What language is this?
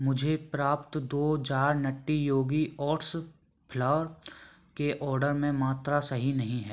Hindi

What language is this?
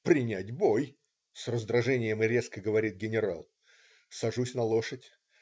Russian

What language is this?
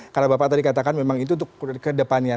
Indonesian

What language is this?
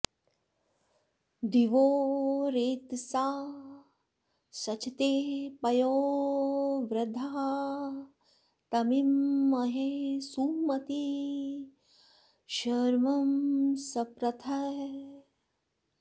Sanskrit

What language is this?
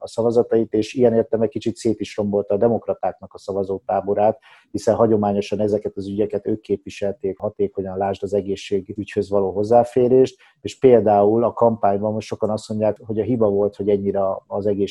Hungarian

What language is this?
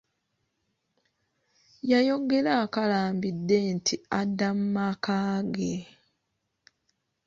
Ganda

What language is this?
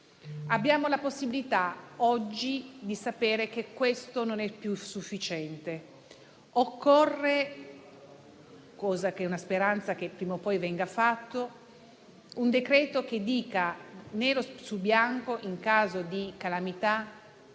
Italian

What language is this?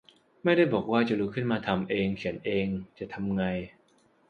Thai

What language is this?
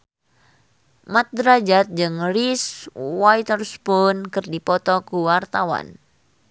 Sundanese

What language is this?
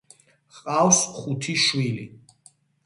Georgian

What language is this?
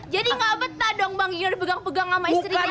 Indonesian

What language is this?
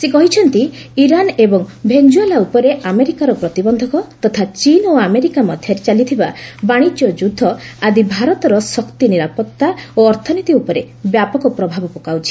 Odia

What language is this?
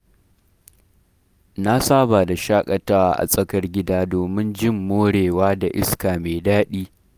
Hausa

